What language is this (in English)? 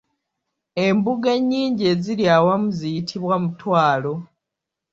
Ganda